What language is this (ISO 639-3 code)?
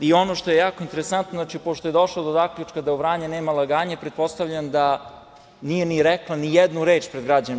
srp